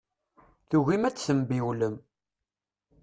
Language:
Kabyle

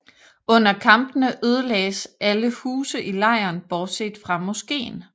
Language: Danish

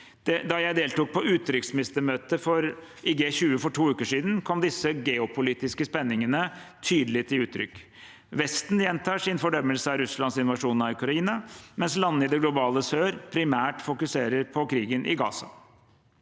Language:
Norwegian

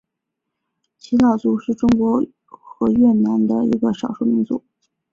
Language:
Chinese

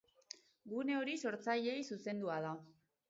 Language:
Basque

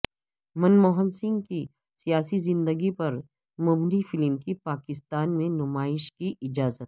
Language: Urdu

